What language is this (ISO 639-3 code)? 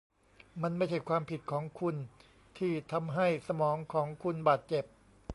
tha